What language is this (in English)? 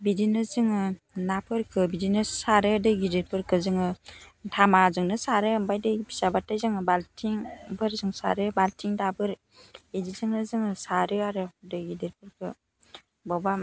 Bodo